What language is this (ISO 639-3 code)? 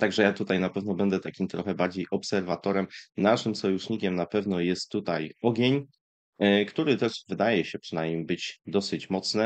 pol